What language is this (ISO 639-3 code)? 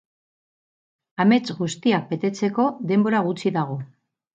eus